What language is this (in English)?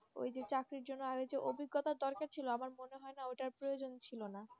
Bangla